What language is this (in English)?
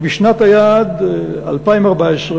Hebrew